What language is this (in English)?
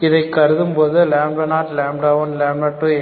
Tamil